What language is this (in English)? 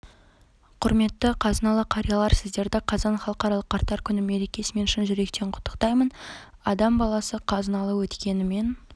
Kazakh